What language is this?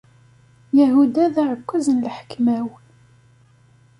Kabyle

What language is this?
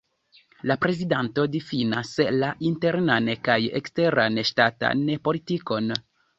Esperanto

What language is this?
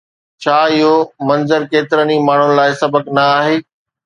Sindhi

